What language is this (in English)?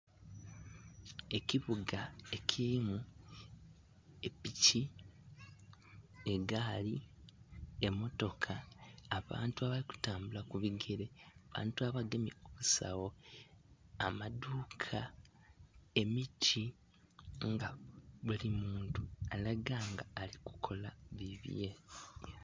Soga